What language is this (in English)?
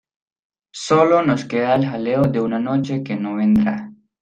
Spanish